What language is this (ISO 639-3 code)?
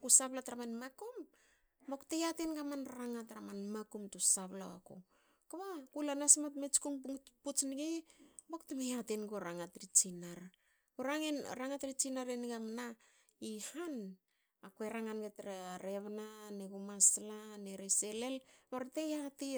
hao